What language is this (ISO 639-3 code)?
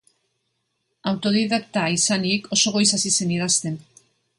eus